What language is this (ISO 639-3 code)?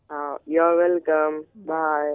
mar